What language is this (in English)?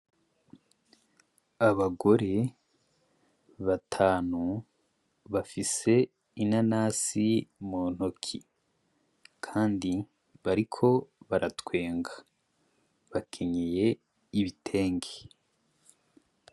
Rundi